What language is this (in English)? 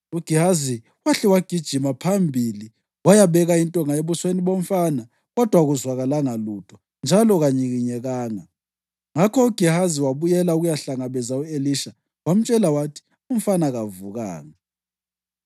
North Ndebele